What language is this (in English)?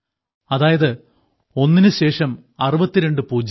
Malayalam